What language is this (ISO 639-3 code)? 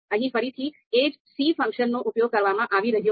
guj